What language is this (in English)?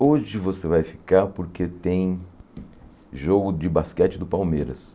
Portuguese